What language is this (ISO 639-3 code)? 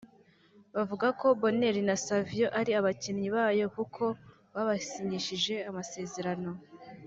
kin